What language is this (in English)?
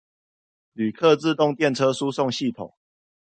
Chinese